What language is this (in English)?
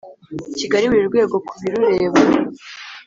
Kinyarwanda